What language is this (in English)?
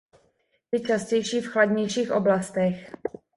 Czech